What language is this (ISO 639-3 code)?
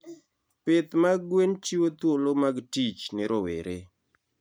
luo